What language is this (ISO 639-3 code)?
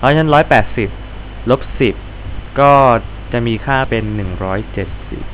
tha